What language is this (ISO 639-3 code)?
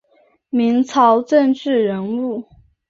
zho